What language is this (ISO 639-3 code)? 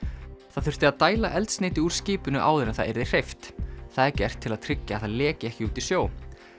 isl